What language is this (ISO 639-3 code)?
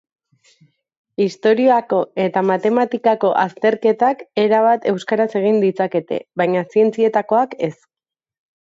eus